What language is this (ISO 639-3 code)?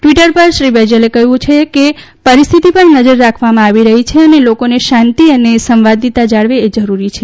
guj